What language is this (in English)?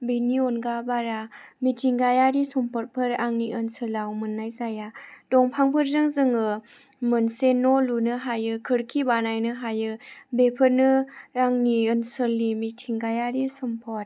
Bodo